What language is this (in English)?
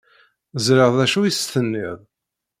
Kabyle